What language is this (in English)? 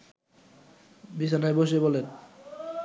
Bangla